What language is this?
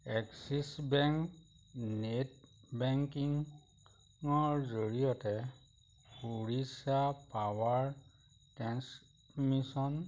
Assamese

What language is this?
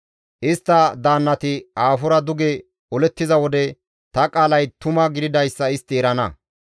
Gamo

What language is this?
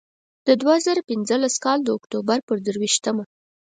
Pashto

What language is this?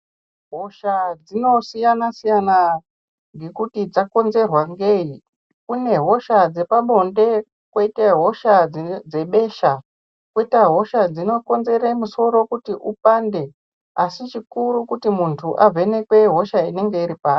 Ndau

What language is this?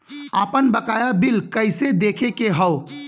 Bhojpuri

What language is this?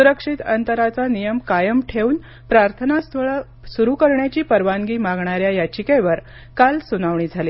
Marathi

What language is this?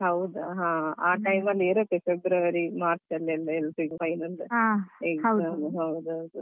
Kannada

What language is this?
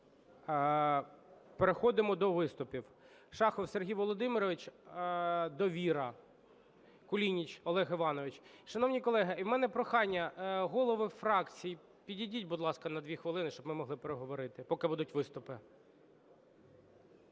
Ukrainian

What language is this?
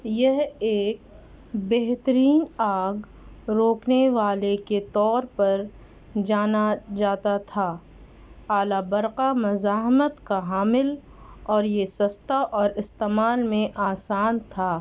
Urdu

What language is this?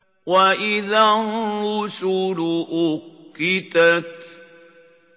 Arabic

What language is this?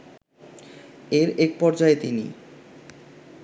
Bangla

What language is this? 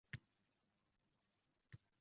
Uzbek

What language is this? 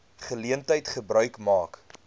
Afrikaans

